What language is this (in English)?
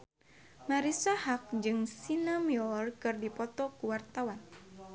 Sundanese